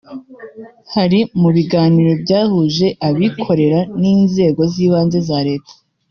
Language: Kinyarwanda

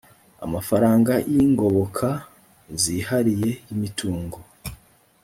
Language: Kinyarwanda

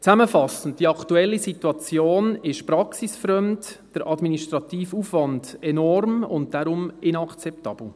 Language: Swiss German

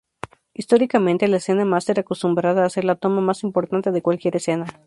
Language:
Spanish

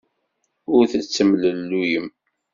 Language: Kabyle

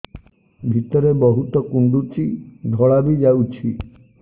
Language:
Odia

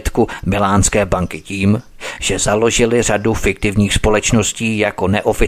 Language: Czech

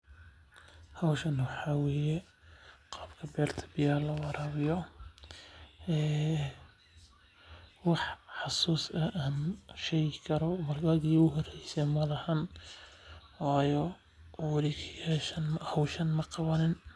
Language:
Somali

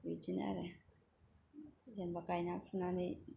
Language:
Bodo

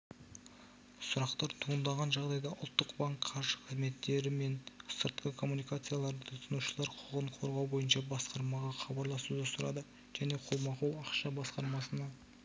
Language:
Kazakh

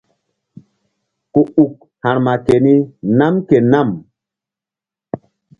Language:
Mbum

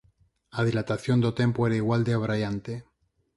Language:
Galician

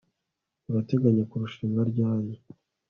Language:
Kinyarwanda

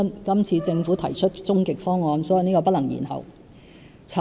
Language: Cantonese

